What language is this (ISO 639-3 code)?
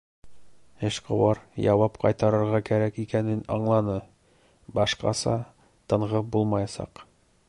bak